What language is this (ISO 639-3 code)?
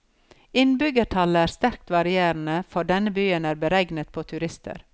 nor